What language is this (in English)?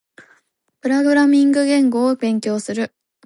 Japanese